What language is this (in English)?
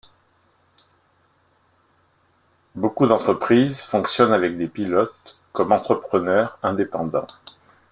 French